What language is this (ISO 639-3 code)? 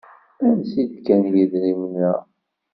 kab